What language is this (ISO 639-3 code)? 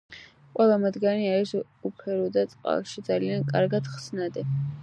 kat